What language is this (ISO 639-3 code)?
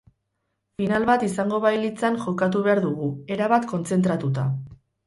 eus